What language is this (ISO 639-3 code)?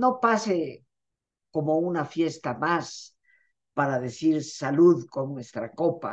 spa